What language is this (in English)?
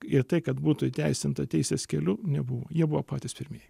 Lithuanian